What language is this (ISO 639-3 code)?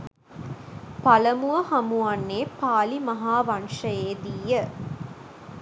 sin